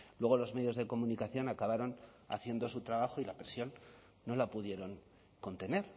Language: Spanish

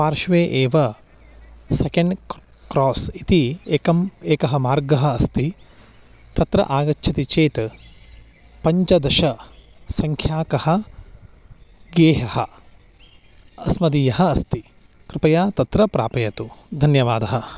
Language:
Sanskrit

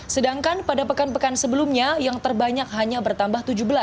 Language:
Indonesian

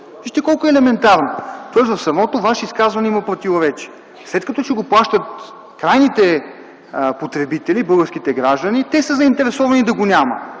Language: Bulgarian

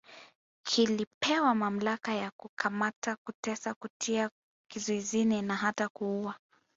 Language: Swahili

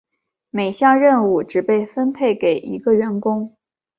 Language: Chinese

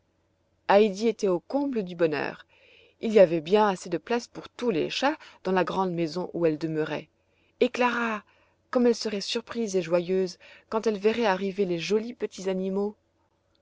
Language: French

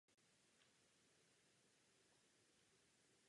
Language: Czech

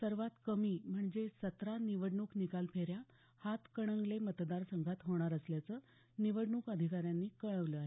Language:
Marathi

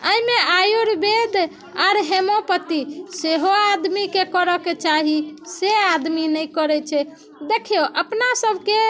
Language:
Maithili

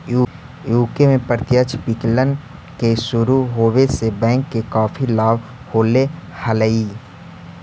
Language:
Magahi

